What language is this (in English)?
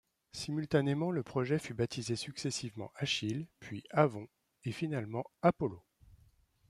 French